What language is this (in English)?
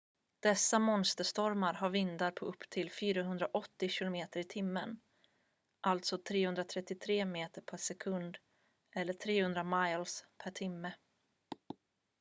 Swedish